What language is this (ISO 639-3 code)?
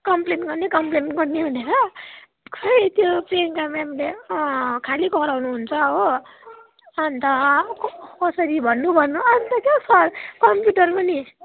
nep